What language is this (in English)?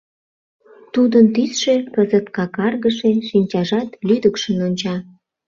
Mari